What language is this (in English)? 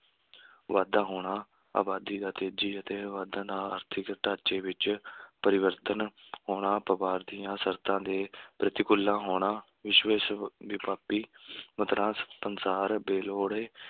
Punjabi